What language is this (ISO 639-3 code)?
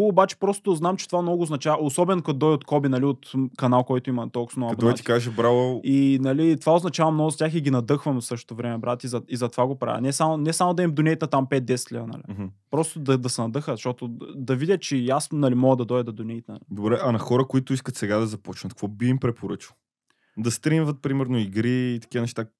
bul